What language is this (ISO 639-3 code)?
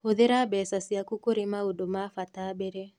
kik